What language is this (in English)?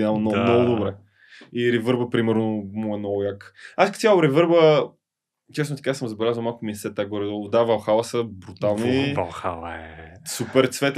Bulgarian